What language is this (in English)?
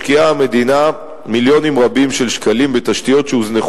Hebrew